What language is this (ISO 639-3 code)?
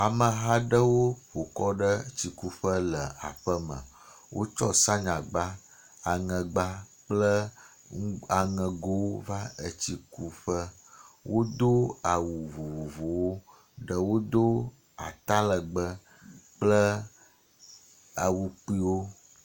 ewe